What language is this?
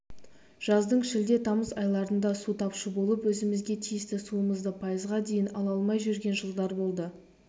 Kazakh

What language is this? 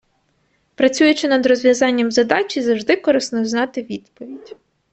Ukrainian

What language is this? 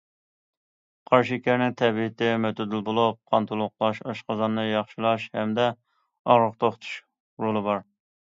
Uyghur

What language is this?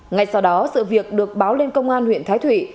Vietnamese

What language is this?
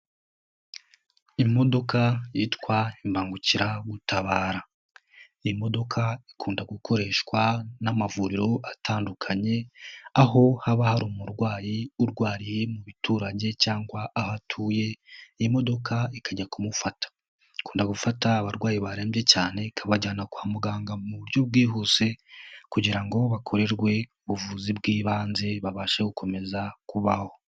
Kinyarwanda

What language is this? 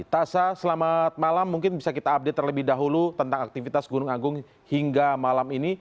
Indonesian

